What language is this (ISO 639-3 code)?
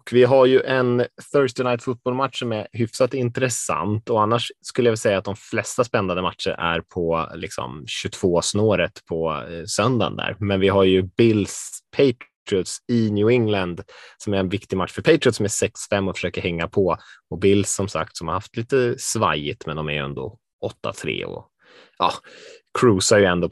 swe